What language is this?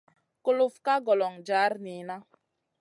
Masana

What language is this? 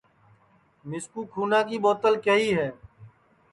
Sansi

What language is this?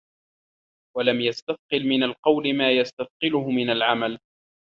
Arabic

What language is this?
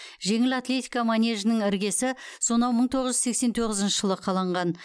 Kazakh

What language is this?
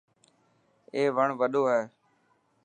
Dhatki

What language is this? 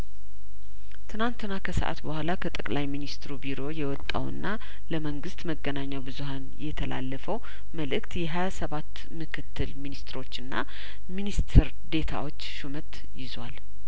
Amharic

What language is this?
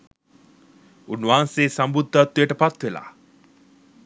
Sinhala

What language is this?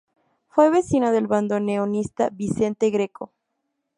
Spanish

